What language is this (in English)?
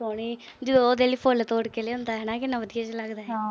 Punjabi